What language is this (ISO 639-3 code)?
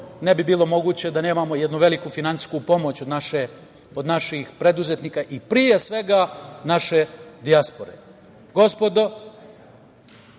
srp